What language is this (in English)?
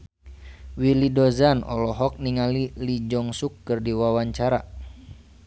Sundanese